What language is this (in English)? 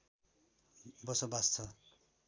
Nepali